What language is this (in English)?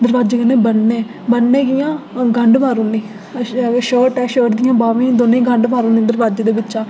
Dogri